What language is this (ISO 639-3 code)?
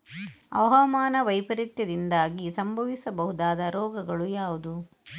kan